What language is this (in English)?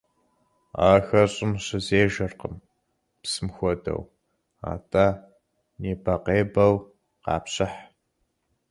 Kabardian